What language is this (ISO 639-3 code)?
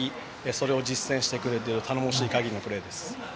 jpn